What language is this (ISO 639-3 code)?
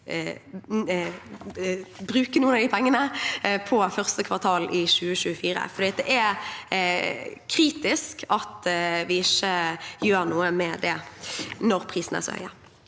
nor